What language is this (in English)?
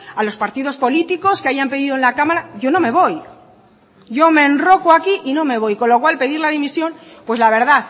Spanish